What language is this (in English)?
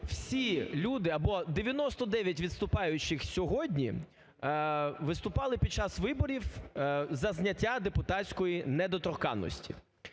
Ukrainian